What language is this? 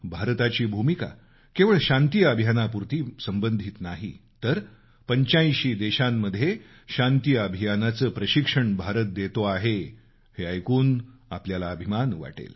Marathi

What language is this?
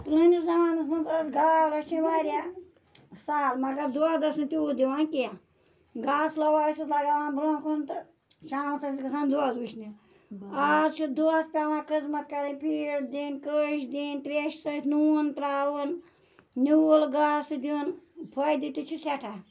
Kashmiri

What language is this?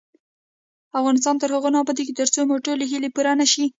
Pashto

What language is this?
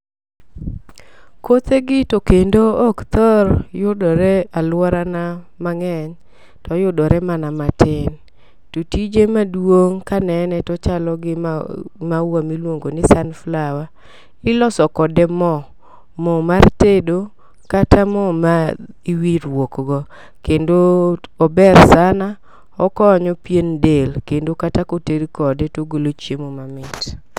Luo (Kenya and Tanzania)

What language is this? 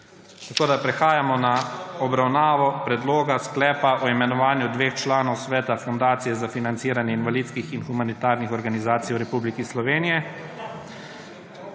Slovenian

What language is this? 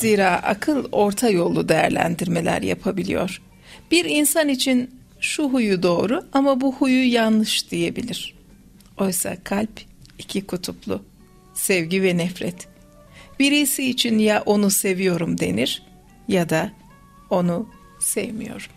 Turkish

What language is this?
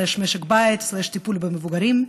Hebrew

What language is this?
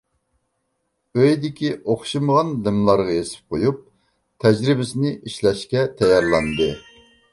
Uyghur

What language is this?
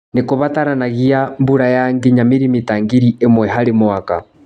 Kikuyu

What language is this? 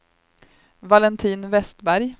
Swedish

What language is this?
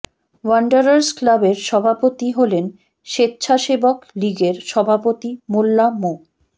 Bangla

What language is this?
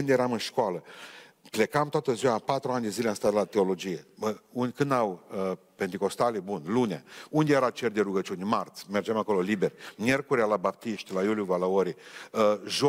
Romanian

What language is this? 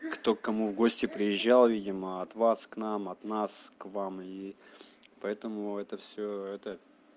Russian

